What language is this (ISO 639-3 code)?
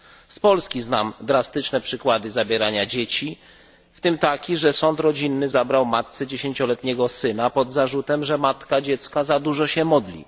pol